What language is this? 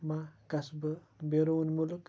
Kashmiri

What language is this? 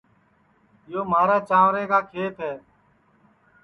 Sansi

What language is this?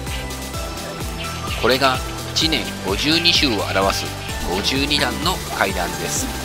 Japanese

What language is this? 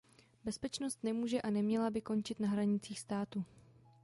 Czech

